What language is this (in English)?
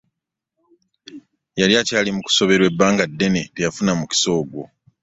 Ganda